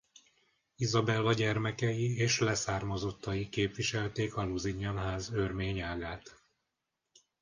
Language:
Hungarian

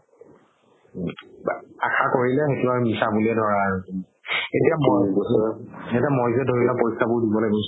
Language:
Assamese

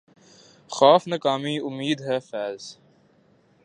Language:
Urdu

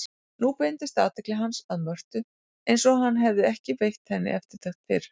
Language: Icelandic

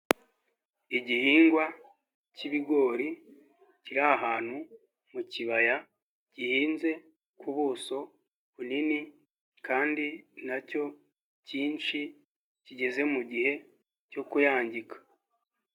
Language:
Kinyarwanda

